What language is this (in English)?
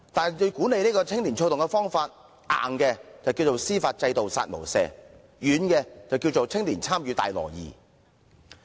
Cantonese